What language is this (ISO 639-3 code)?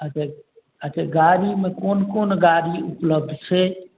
mai